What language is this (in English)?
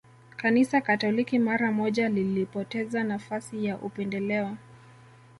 Swahili